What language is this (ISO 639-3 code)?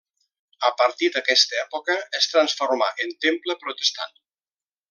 cat